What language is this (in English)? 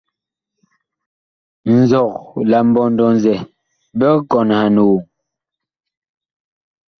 Bakoko